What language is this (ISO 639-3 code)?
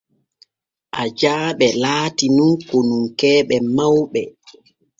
fue